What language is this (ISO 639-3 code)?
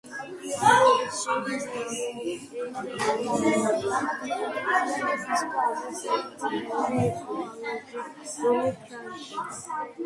kat